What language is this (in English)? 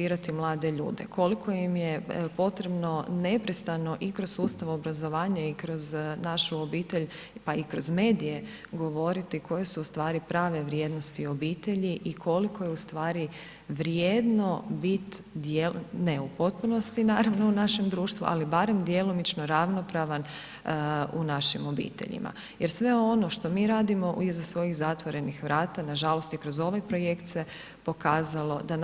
Croatian